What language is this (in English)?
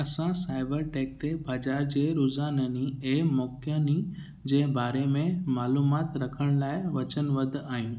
Sindhi